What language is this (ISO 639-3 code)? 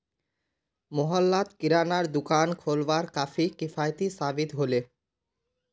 mag